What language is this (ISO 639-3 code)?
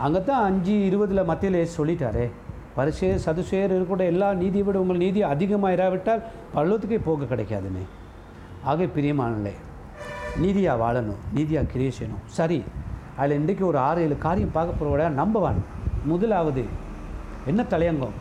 tam